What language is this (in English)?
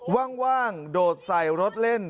Thai